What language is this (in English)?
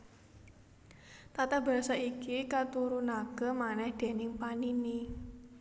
Javanese